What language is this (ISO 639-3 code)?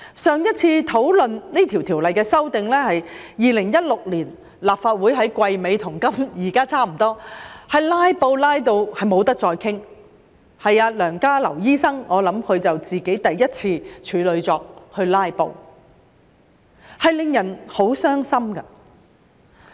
yue